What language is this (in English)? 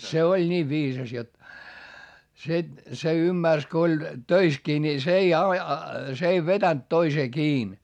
Finnish